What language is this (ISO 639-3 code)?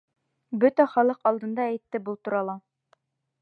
bak